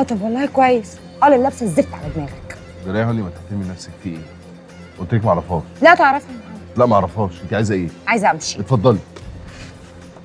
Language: Arabic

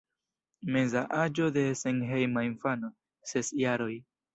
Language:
Esperanto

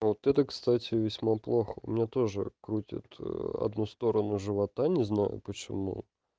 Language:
Russian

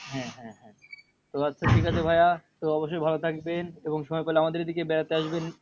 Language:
Bangla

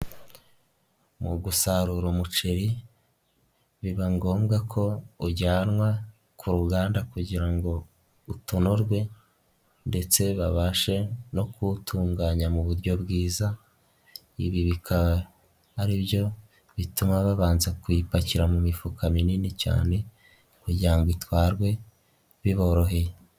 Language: Kinyarwanda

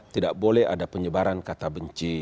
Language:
Indonesian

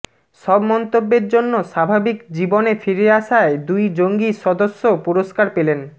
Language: Bangla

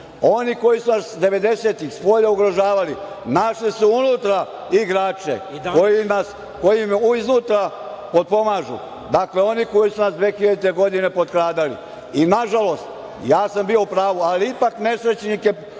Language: Serbian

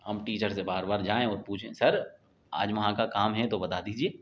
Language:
Urdu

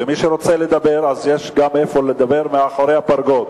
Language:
Hebrew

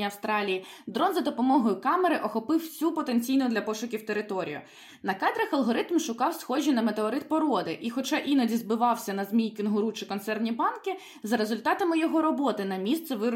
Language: Ukrainian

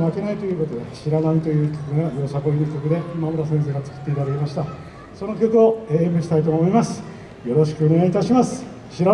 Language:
Japanese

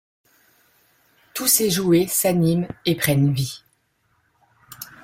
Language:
French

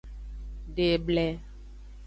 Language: Aja (Benin)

